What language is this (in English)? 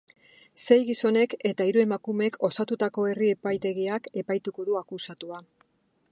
Basque